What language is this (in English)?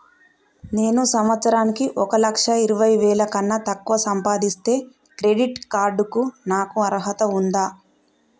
Telugu